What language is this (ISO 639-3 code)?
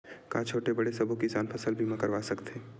hne